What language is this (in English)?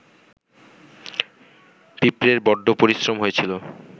Bangla